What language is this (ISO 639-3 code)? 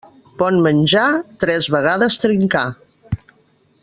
cat